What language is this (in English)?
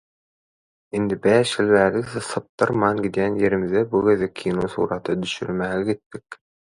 Turkmen